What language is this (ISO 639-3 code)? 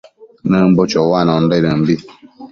mcf